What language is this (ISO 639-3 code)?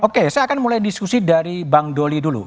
ind